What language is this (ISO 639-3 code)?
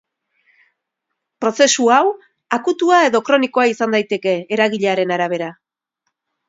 eus